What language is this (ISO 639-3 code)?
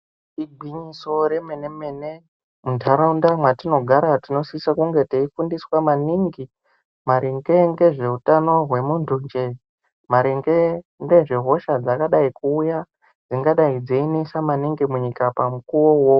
ndc